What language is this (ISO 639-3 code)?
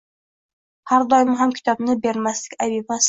uzb